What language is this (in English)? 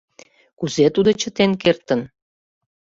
Mari